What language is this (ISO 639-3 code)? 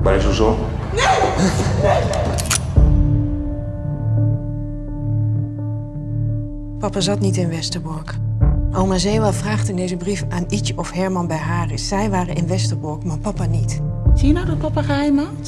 nld